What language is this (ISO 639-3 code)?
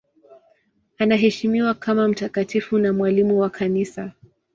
swa